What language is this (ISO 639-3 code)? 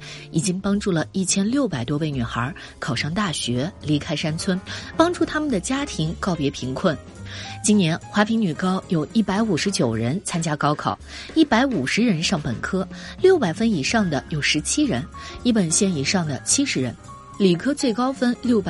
zho